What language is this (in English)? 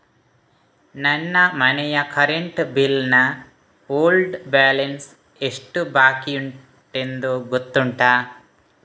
Kannada